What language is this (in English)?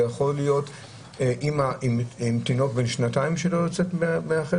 Hebrew